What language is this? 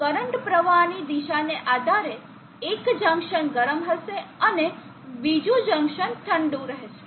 Gujarati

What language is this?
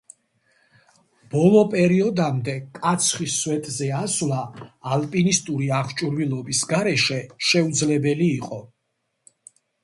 Georgian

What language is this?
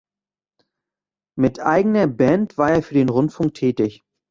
German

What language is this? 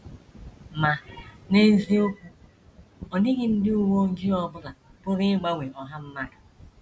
Igbo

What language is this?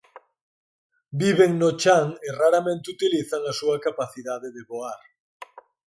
Galician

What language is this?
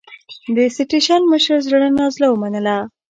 Pashto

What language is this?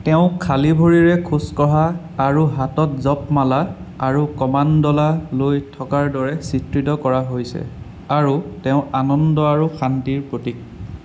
Assamese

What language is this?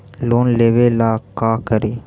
Magahi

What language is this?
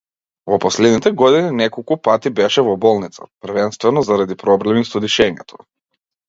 Macedonian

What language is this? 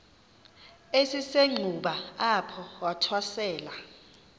Xhosa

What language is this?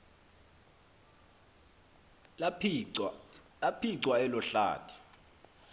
Xhosa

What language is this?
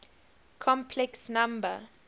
English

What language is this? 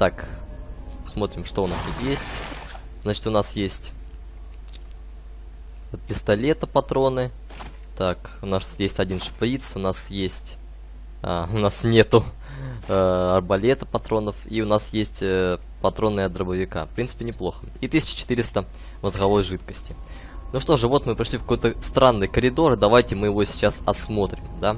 Russian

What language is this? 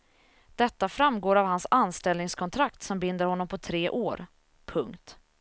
Swedish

